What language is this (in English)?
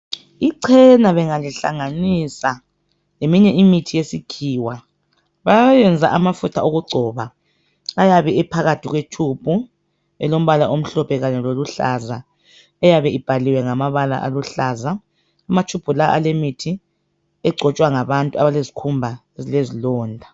North Ndebele